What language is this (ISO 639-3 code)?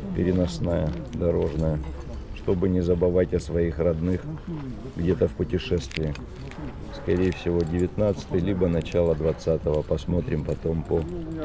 rus